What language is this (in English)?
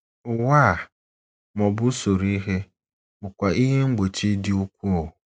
Igbo